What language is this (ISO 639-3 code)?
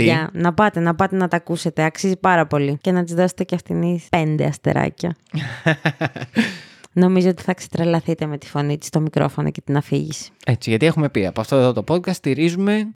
ell